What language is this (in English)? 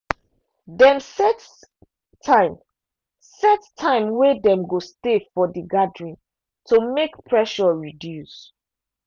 Nigerian Pidgin